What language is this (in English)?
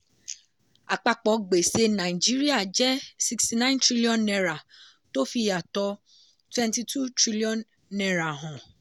Yoruba